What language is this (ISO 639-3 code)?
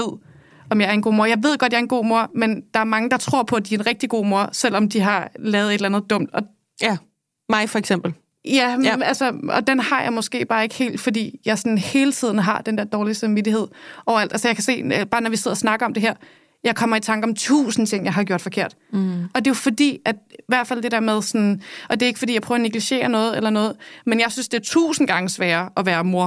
dan